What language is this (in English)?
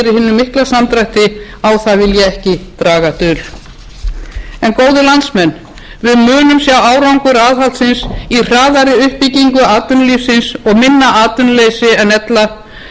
Icelandic